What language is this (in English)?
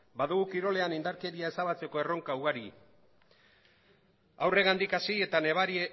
Basque